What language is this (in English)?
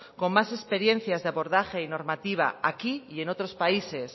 Spanish